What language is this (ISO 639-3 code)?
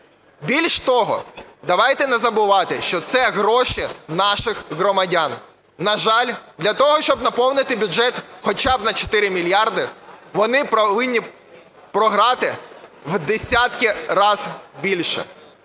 ukr